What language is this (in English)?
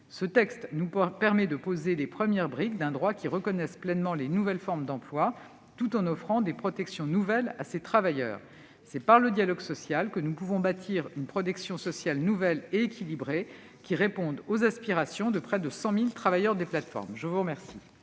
French